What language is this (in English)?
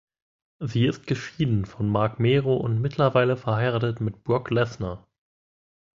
German